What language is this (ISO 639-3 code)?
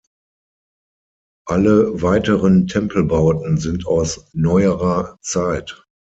deu